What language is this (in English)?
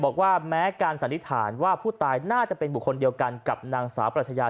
Thai